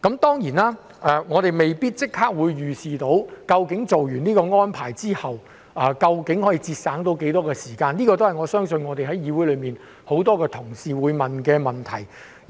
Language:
Cantonese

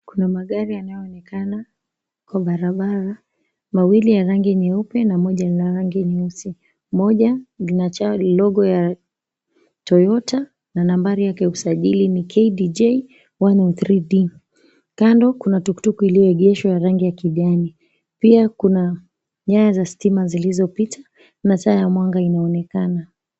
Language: Swahili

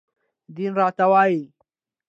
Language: Pashto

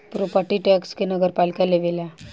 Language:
Bhojpuri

